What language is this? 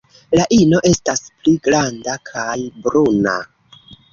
Esperanto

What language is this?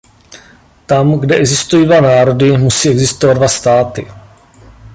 Czech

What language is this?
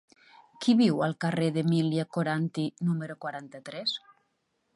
Catalan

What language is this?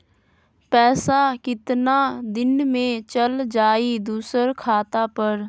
Magahi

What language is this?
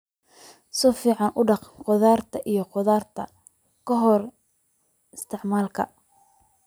Somali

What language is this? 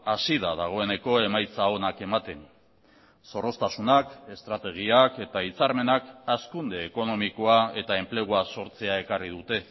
Basque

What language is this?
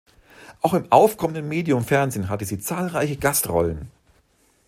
German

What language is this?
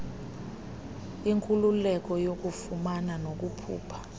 Xhosa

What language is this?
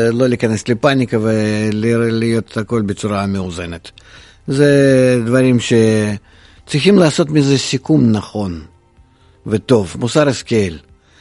Hebrew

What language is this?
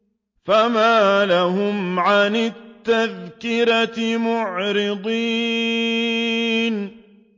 Arabic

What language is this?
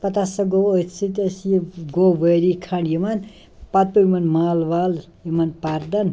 Kashmiri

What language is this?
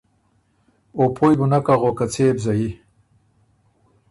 Ormuri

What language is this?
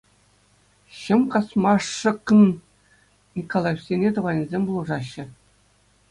Chuvash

